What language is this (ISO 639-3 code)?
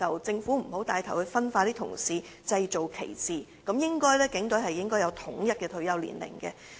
yue